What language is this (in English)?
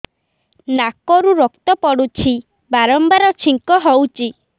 Odia